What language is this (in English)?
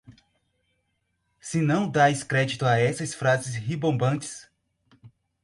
Portuguese